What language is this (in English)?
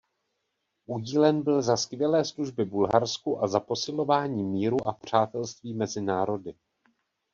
Czech